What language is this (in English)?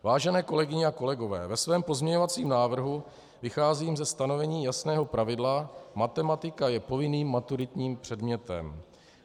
Czech